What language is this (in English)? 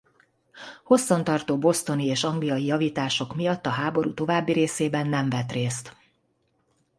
Hungarian